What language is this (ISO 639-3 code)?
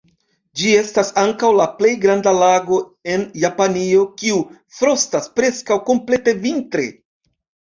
epo